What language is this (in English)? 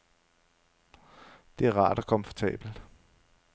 Danish